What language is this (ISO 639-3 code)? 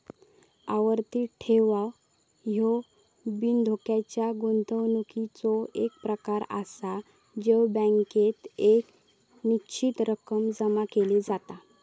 mar